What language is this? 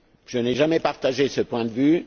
French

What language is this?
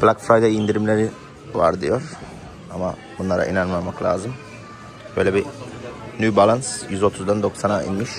Turkish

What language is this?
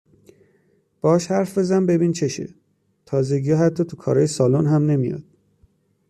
Persian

